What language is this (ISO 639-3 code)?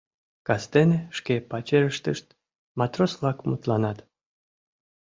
chm